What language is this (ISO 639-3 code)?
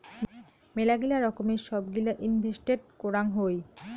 ben